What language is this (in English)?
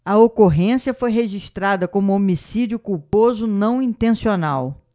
Portuguese